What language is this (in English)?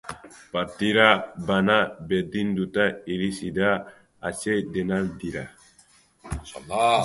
Basque